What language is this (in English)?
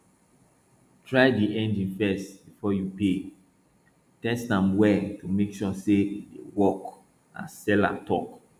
Nigerian Pidgin